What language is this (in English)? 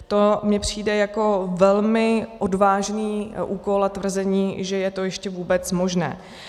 Czech